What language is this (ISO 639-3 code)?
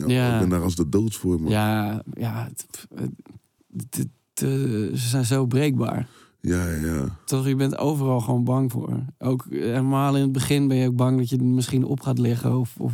nld